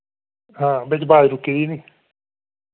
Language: Dogri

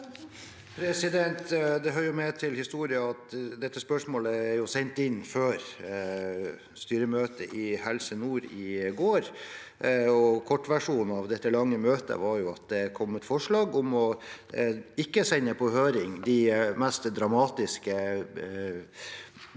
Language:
Norwegian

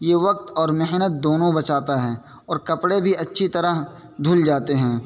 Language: Urdu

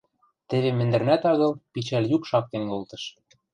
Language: Western Mari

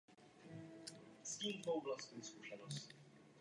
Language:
Czech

